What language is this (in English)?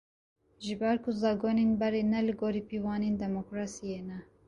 Kurdish